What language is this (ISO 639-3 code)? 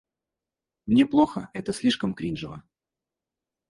rus